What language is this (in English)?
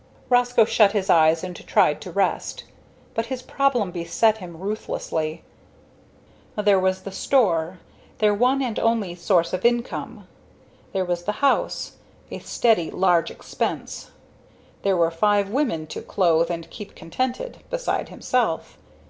English